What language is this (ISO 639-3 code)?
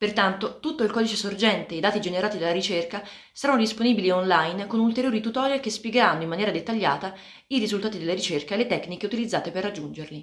ita